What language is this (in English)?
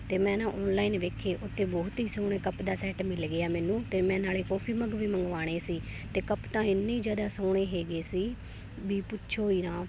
Punjabi